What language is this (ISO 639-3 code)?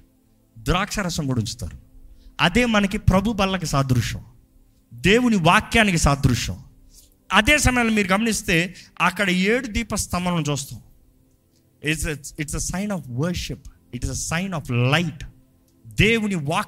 tel